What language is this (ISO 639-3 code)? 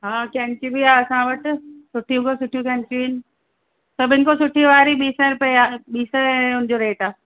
snd